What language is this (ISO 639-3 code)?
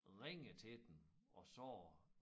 dan